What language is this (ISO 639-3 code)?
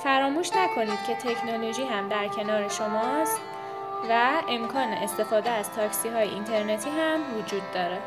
fas